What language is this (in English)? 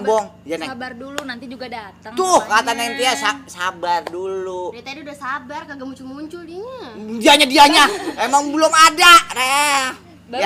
Indonesian